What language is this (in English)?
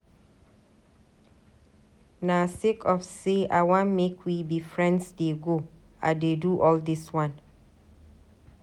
Nigerian Pidgin